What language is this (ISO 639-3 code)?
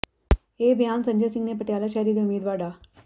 pan